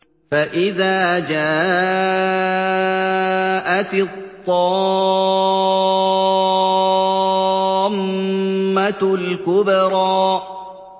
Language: Arabic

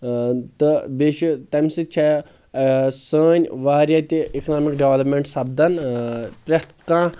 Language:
Kashmiri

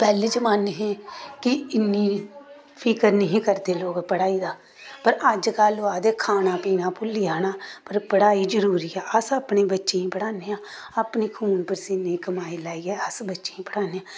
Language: Dogri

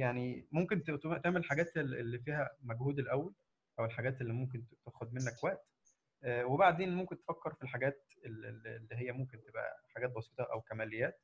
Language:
Arabic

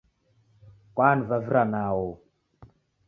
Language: Taita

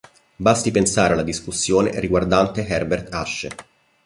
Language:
Italian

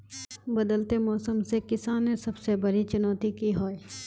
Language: Magahi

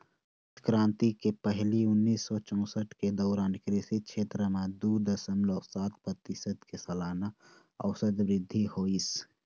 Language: Chhattisgarhi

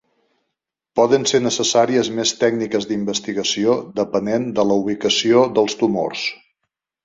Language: Catalan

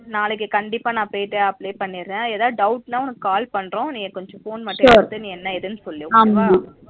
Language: Tamil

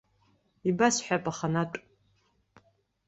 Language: Abkhazian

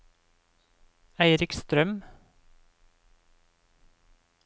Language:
Norwegian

